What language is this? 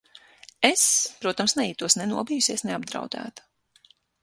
Latvian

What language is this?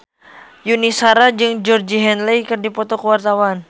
Sundanese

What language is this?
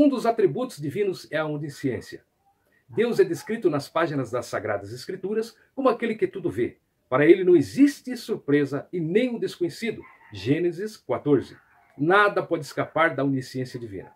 Portuguese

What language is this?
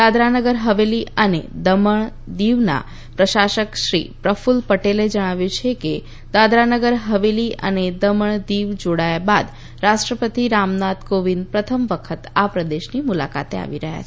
Gujarati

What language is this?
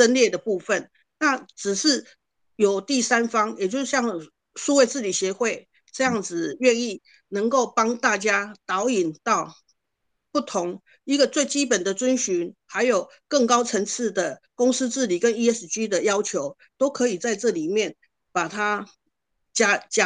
Chinese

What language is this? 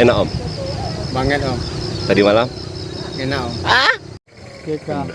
Indonesian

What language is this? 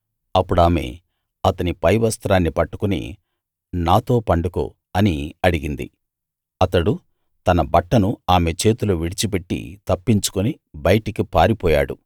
Telugu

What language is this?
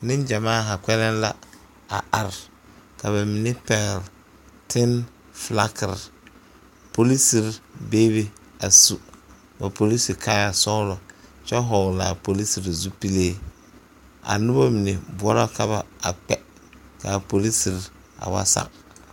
Southern Dagaare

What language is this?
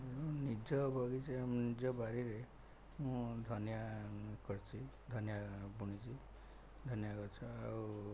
Odia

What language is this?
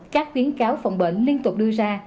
Vietnamese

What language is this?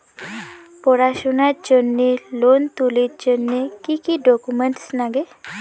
Bangla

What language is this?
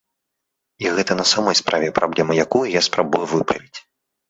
Belarusian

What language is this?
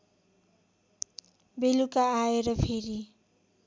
Nepali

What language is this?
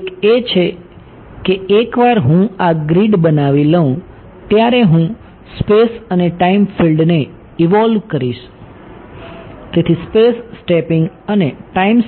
Gujarati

